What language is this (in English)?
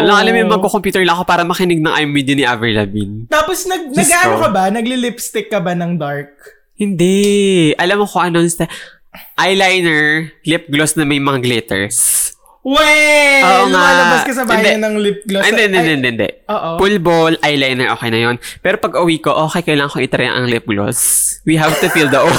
Filipino